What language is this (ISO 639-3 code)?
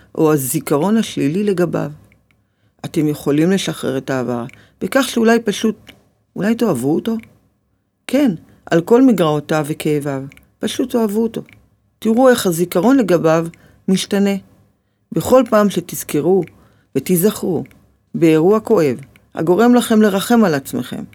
heb